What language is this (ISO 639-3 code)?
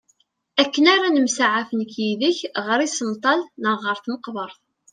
kab